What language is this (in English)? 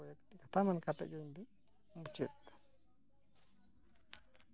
Santali